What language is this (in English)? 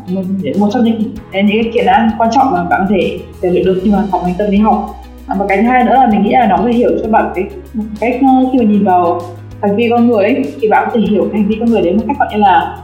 Vietnamese